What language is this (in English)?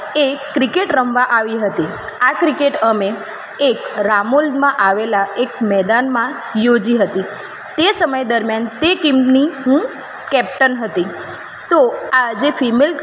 Gujarati